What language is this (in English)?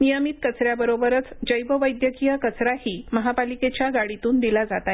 Marathi